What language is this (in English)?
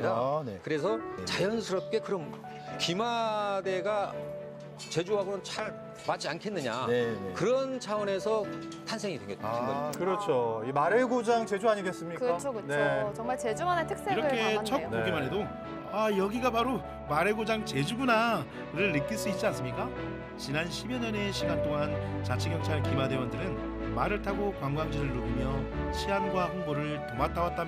Korean